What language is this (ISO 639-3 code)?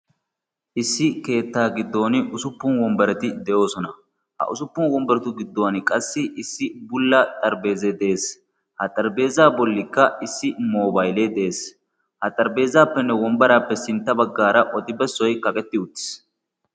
wal